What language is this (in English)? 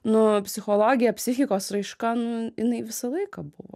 Lithuanian